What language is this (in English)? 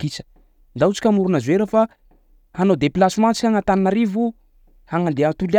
Sakalava Malagasy